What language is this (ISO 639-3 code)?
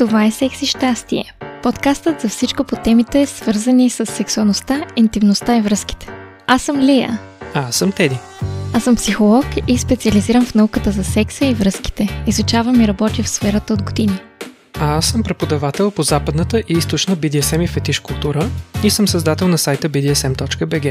bul